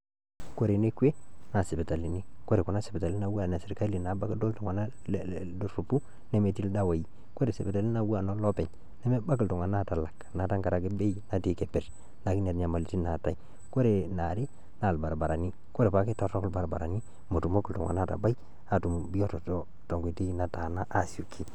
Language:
Masai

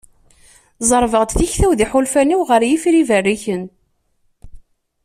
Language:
Kabyle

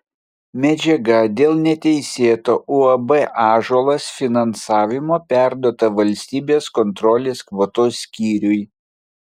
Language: Lithuanian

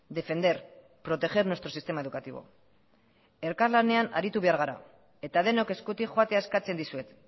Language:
Basque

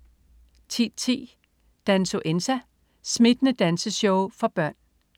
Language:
Danish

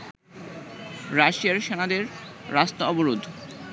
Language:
Bangla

